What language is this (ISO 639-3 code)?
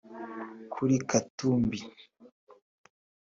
kin